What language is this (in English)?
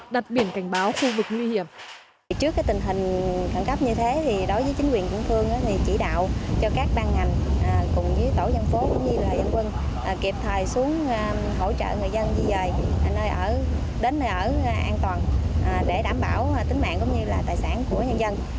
Vietnamese